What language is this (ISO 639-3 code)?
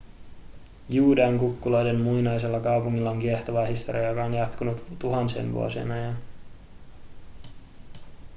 fin